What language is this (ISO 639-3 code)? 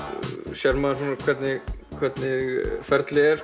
isl